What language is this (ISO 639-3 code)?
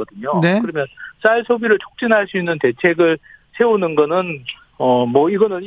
kor